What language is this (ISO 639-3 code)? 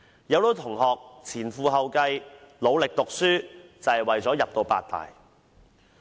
yue